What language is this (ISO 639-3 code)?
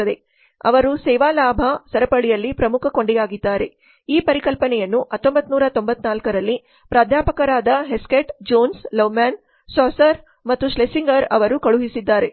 kan